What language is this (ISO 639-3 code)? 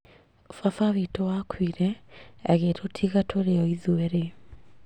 kik